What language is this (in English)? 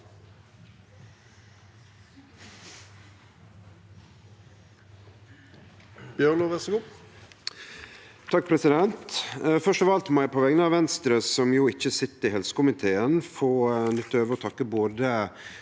Norwegian